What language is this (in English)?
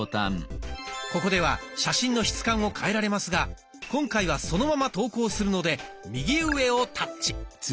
Japanese